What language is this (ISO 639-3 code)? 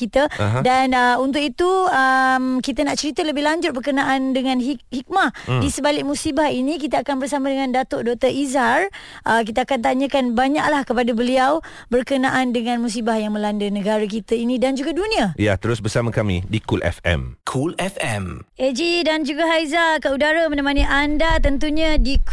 msa